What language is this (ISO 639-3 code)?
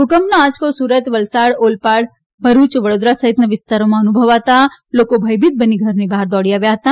guj